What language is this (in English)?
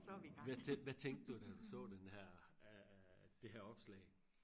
Danish